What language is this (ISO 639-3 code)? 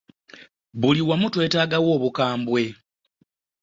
lug